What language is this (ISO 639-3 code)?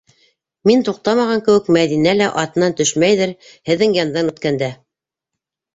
bak